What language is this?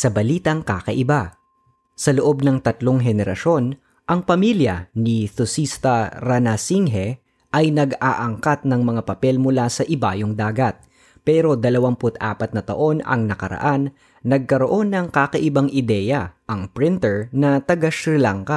Filipino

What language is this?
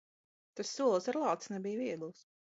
Latvian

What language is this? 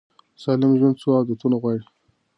Pashto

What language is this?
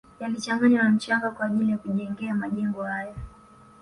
Swahili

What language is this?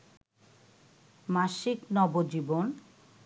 Bangla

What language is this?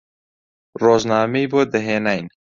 Central Kurdish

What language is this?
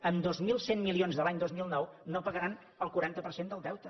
Catalan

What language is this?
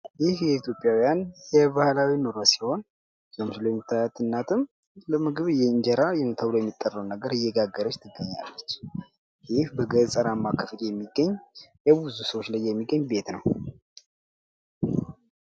Amharic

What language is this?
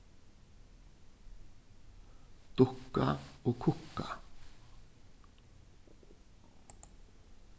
Faroese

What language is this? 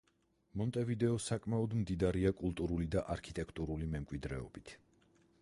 Georgian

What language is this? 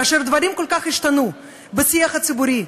Hebrew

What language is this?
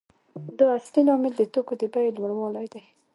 Pashto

